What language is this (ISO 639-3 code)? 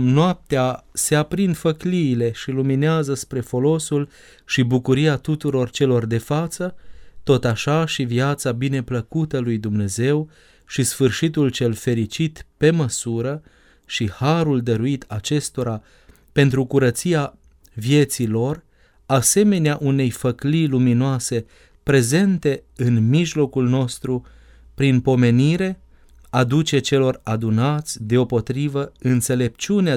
ron